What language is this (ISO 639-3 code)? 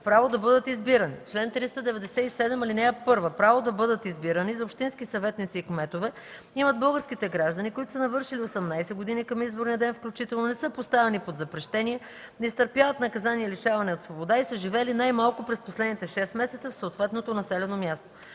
bul